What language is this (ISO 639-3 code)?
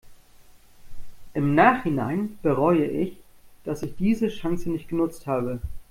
deu